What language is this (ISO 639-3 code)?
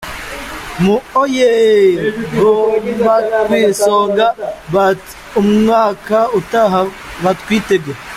kin